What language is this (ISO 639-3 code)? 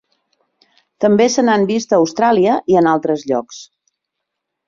cat